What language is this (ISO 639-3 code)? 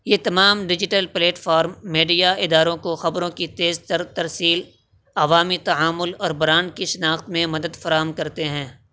urd